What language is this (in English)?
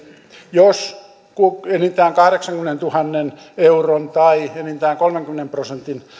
Finnish